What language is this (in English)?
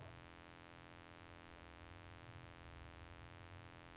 Norwegian